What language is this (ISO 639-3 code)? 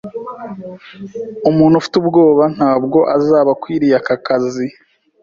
kin